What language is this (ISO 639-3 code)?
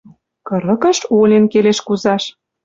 mrj